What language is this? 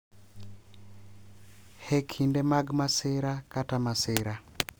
Luo (Kenya and Tanzania)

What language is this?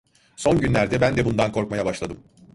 Turkish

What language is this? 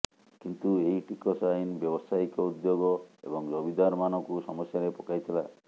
Odia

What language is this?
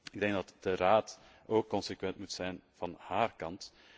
Dutch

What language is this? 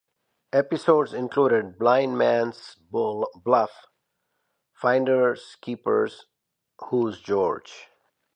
English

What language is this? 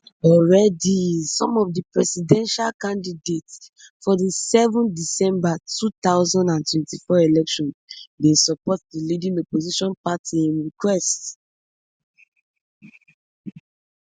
Nigerian Pidgin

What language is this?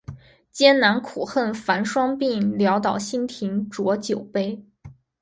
Chinese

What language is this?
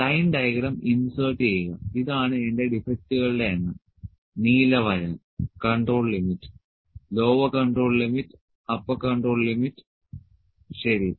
Malayalam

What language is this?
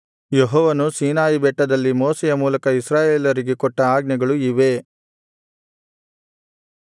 Kannada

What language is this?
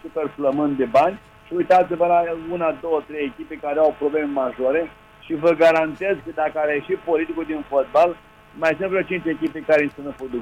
Romanian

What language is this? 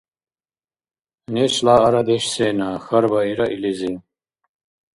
Dargwa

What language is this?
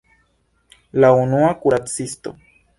Esperanto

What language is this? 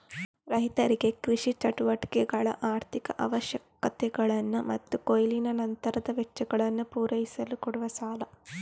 Kannada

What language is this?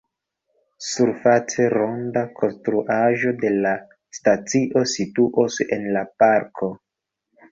Esperanto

